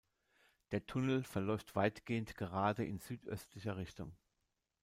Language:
German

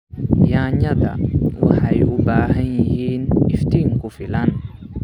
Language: Somali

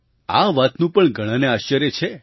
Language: Gujarati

